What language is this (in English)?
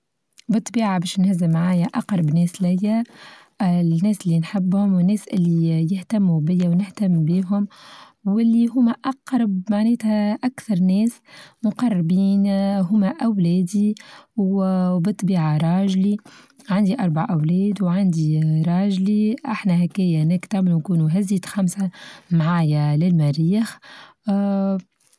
Tunisian Arabic